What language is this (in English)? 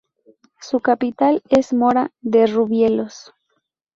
Spanish